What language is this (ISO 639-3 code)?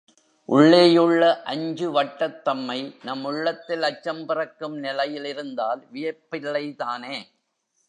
tam